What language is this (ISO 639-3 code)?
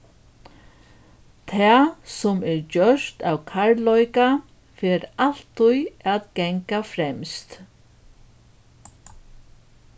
fao